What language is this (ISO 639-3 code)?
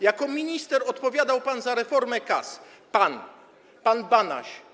pol